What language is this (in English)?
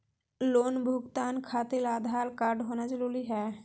Magahi